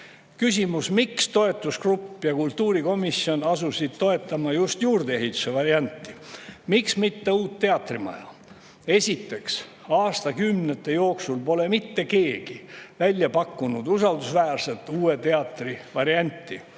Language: Estonian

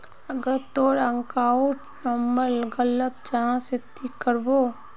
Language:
Magahi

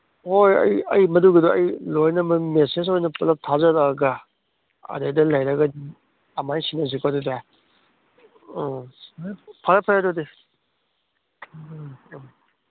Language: Manipuri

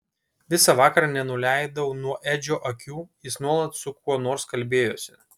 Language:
Lithuanian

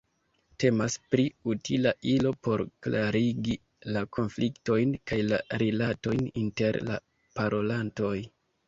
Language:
Esperanto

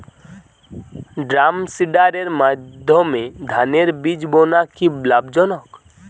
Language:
Bangla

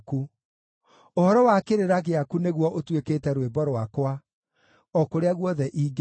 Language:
Kikuyu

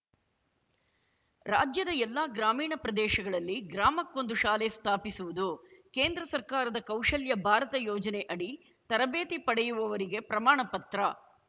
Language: Kannada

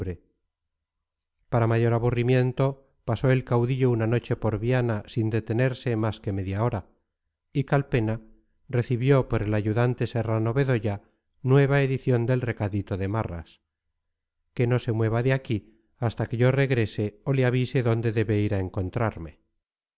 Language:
Spanish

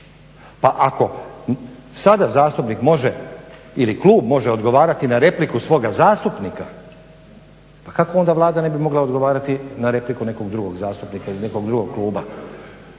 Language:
Croatian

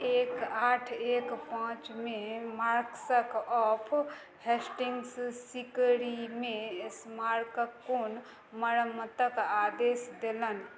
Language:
Maithili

